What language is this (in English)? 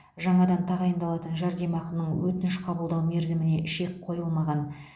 Kazakh